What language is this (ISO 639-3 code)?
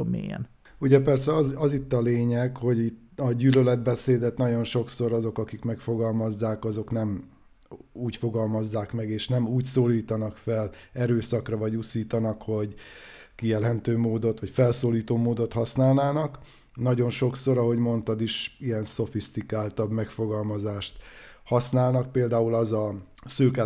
hun